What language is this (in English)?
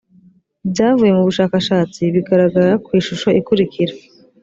Kinyarwanda